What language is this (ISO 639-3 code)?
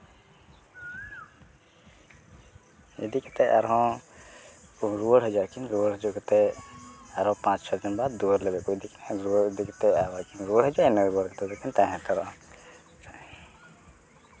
sat